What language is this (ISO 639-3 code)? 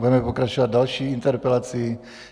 ces